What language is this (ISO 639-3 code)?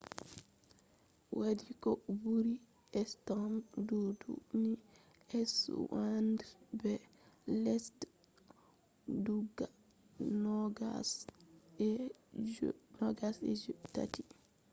ful